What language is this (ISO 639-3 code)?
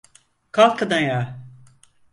tur